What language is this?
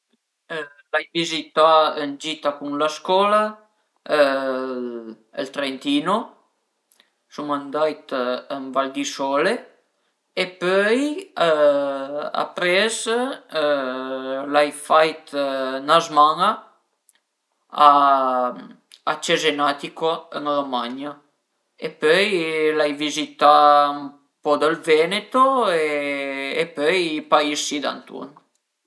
Piedmontese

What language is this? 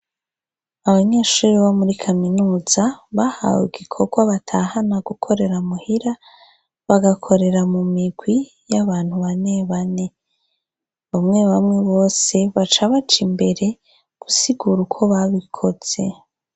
Rundi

